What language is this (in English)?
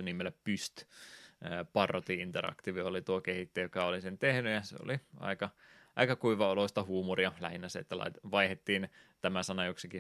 Finnish